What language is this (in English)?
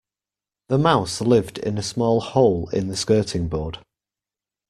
English